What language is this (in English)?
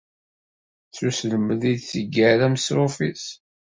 Kabyle